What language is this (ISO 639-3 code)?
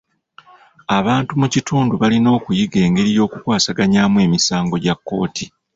lug